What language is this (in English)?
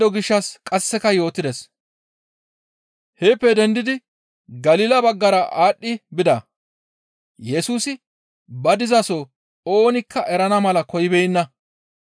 Gamo